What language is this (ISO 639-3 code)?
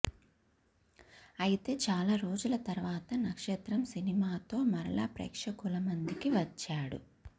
tel